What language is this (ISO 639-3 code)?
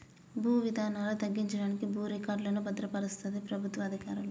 tel